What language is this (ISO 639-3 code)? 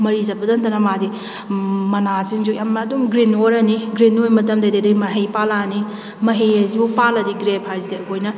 mni